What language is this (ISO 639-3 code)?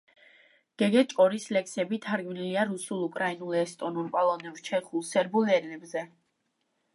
kat